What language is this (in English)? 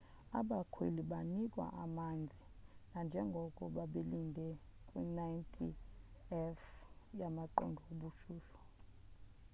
Xhosa